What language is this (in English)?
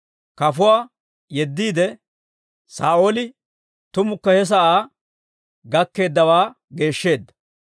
Dawro